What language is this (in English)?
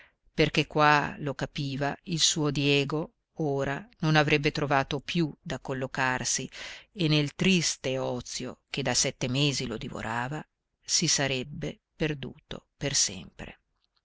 Italian